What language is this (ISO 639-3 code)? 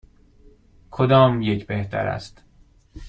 fas